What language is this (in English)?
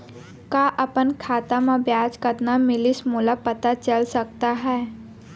Chhattisgarhi